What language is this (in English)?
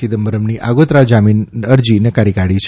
Gujarati